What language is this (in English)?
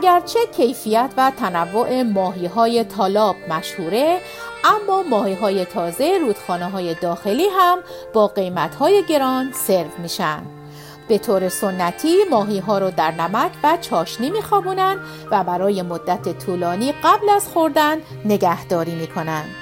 Persian